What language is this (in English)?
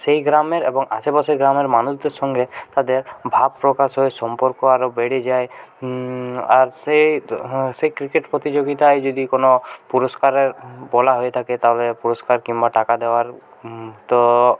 Bangla